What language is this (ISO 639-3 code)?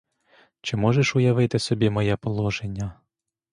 ukr